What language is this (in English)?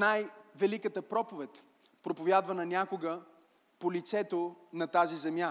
Bulgarian